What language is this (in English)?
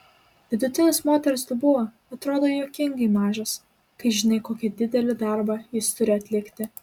Lithuanian